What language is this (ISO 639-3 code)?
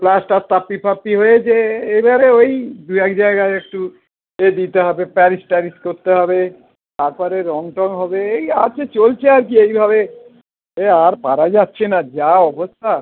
ben